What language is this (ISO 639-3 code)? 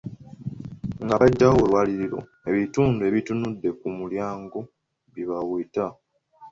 lug